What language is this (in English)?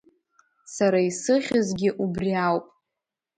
Abkhazian